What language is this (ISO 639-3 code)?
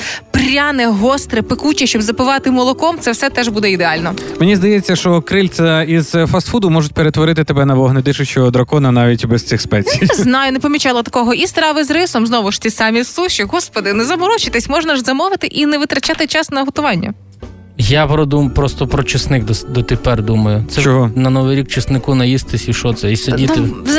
ukr